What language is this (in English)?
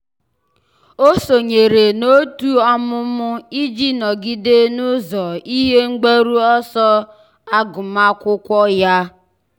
Igbo